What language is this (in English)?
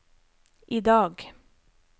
Norwegian